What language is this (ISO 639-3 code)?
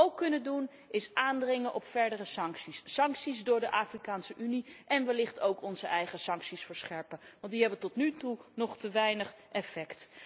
nld